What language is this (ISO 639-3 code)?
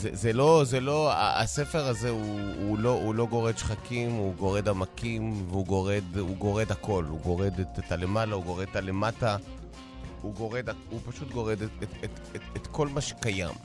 heb